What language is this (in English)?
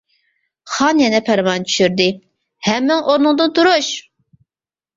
Uyghur